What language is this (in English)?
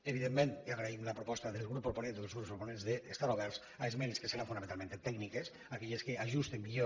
Catalan